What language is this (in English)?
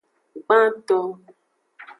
Aja (Benin)